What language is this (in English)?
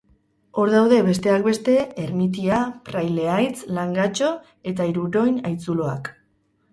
Basque